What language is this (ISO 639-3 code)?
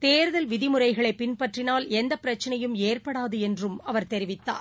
tam